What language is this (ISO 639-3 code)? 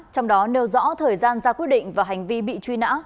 vie